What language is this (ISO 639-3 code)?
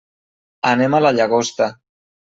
cat